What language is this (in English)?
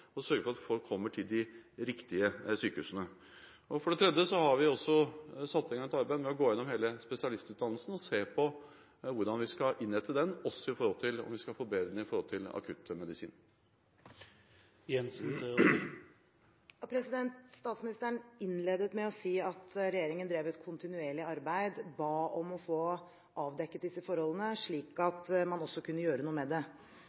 Norwegian Bokmål